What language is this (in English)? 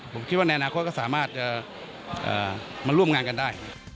Thai